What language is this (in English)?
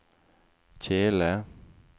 Norwegian